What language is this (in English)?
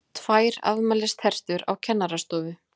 Icelandic